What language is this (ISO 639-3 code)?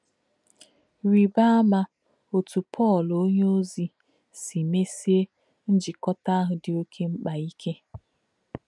ibo